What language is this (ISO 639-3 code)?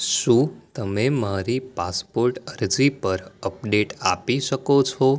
guj